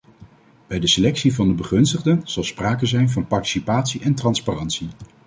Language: Dutch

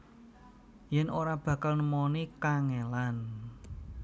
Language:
Javanese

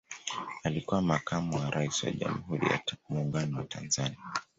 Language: Swahili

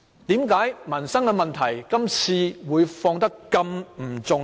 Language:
Cantonese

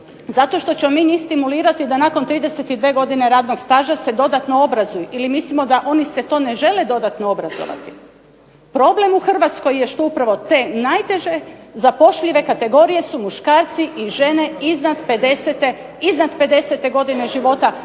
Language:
Croatian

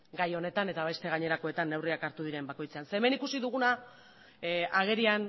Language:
Basque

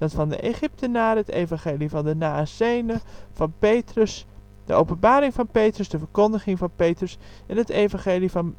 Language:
Dutch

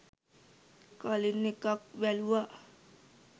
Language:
Sinhala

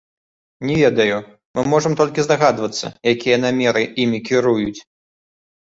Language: Belarusian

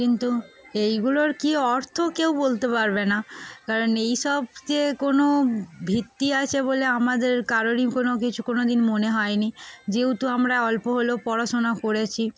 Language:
Bangla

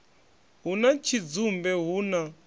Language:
Venda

